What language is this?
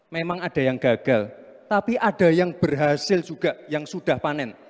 Indonesian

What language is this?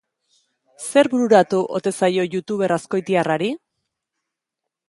Basque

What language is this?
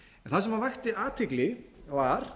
Icelandic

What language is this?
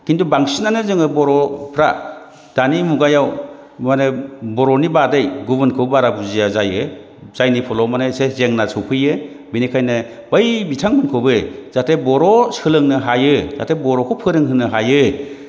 Bodo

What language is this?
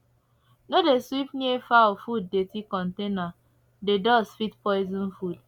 Nigerian Pidgin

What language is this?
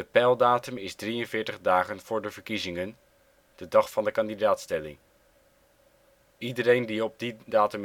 Dutch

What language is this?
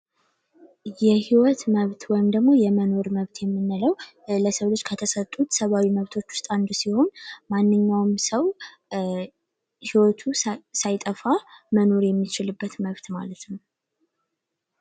Amharic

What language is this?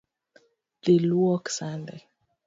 Luo (Kenya and Tanzania)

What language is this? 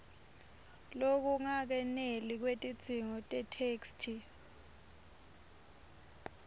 Swati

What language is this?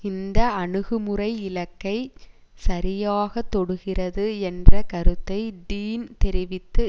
Tamil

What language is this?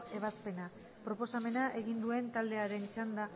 Basque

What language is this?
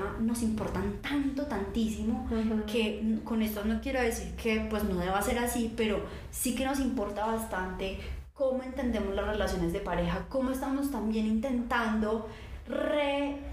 Spanish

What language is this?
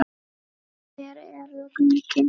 Icelandic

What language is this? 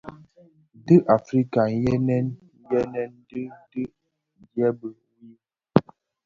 Bafia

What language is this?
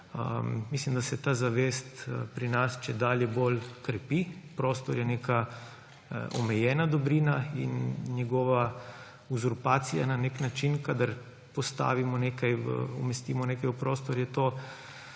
Slovenian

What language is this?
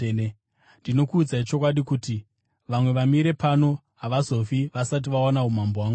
Shona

